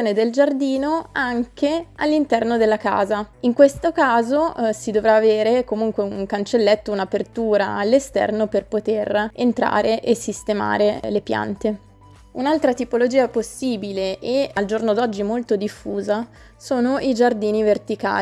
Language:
Italian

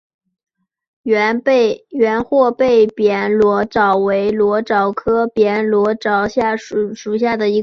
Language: Chinese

